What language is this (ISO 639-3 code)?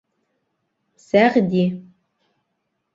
bak